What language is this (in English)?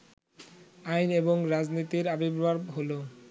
Bangla